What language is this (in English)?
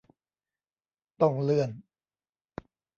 Thai